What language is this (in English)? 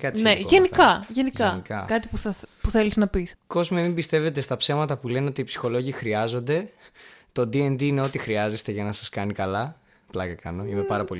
Greek